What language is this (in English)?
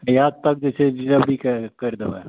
Maithili